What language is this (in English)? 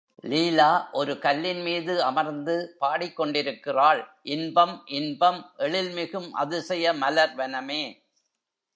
Tamil